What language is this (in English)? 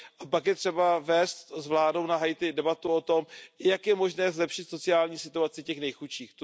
Czech